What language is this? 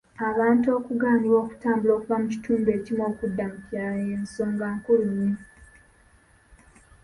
Ganda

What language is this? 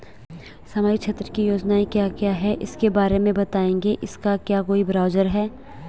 Hindi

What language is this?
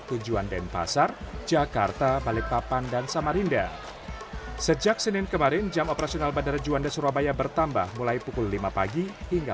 Indonesian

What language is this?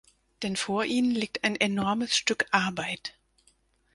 German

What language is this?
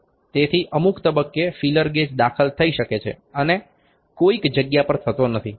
Gujarati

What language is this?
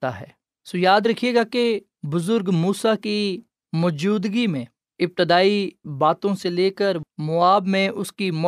Urdu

